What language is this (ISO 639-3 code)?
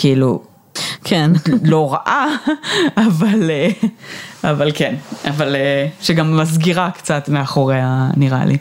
heb